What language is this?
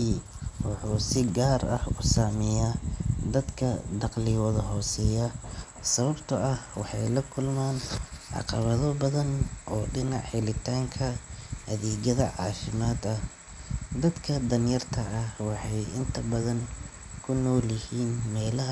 Somali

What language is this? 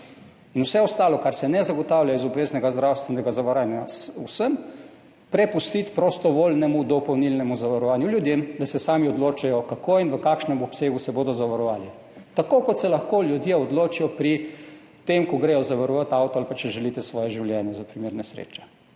Slovenian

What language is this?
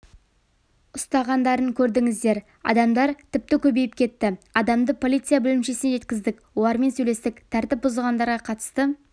Kazakh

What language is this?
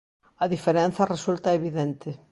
Galician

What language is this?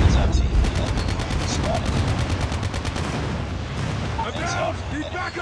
English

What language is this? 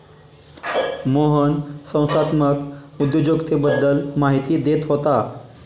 Marathi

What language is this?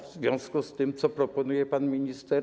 Polish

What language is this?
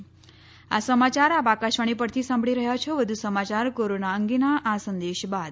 Gujarati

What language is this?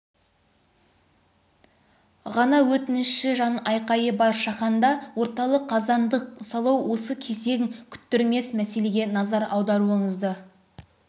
Kazakh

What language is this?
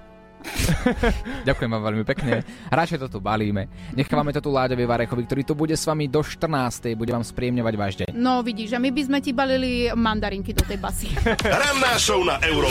Slovak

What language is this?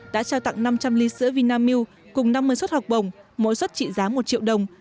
Vietnamese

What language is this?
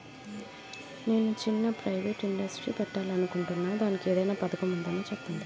Telugu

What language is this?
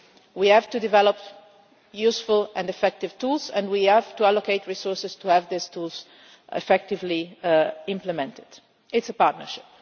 English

